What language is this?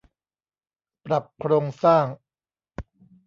Thai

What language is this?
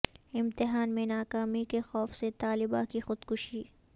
Urdu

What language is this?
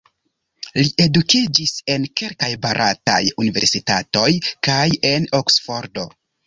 Esperanto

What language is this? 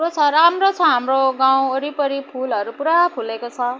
Nepali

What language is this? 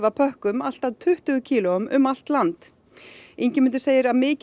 Icelandic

